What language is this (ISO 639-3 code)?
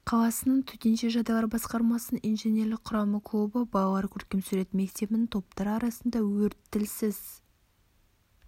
kaz